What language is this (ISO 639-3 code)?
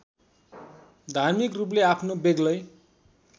nep